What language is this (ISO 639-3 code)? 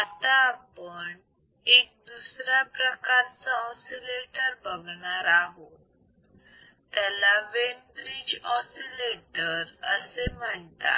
mar